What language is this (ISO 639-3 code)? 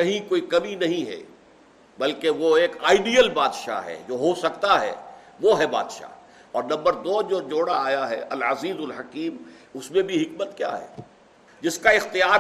urd